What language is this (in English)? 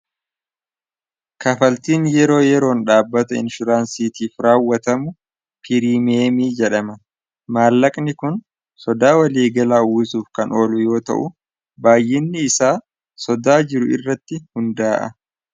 Oromo